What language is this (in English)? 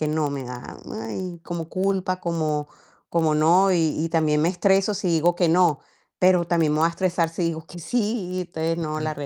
Spanish